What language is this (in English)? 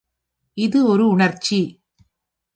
Tamil